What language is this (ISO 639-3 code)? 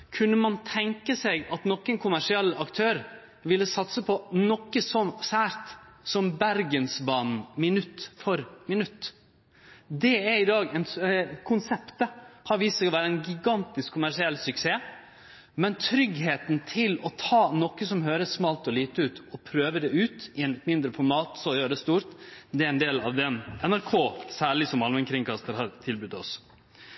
nno